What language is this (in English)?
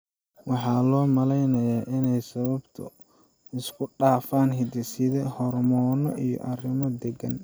Somali